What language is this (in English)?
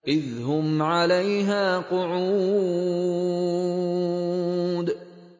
Arabic